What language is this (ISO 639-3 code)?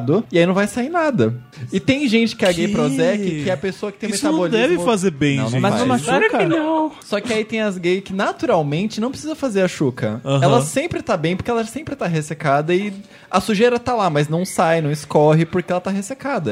por